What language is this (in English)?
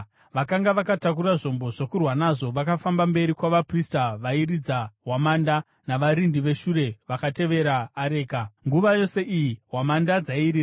Shona